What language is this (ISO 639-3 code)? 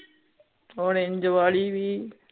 pan